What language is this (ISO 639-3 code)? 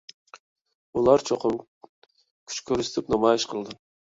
uig